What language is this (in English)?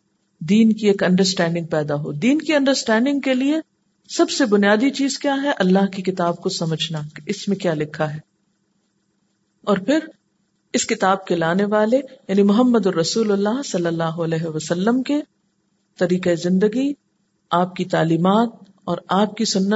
Urdu